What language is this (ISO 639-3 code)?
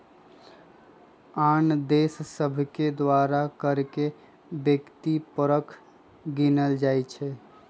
mag